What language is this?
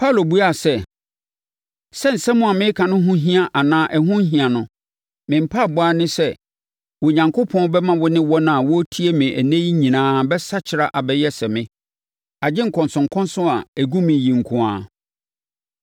Akan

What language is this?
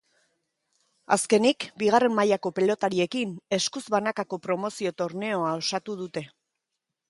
Basque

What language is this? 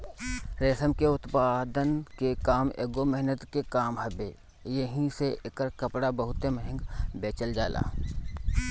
Bhojpuri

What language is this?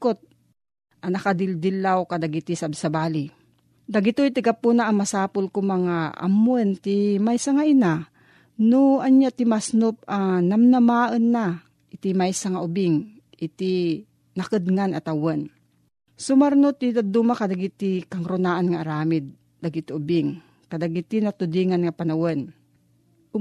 Filipino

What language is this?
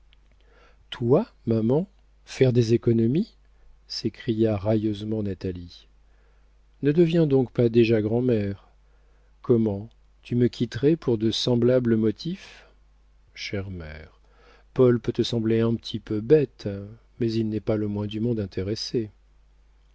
French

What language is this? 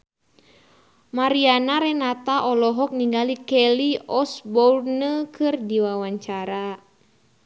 Sundanese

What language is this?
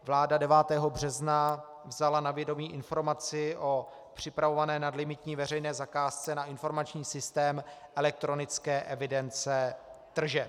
Czech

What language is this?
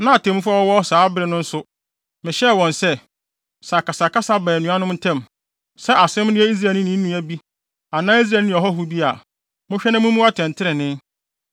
Akan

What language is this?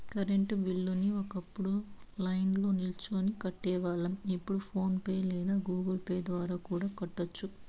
Telugu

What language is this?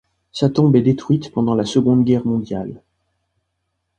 French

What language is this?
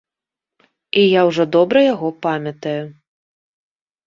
Belarusian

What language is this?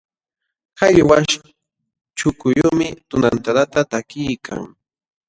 Jauja Wanca Quechua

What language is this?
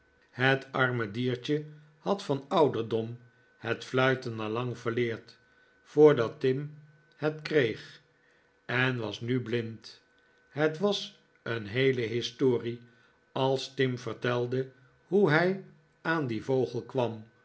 Dutch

